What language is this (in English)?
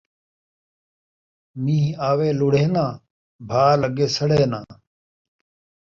Saraiki